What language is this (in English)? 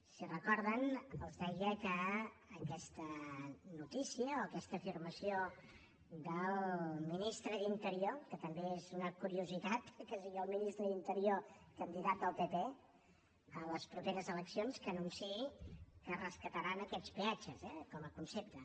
Catalan